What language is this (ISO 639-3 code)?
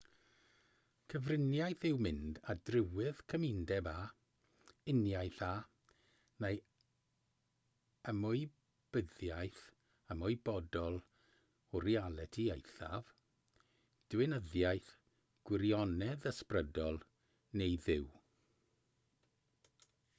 cym